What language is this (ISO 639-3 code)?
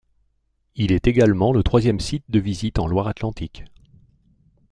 fra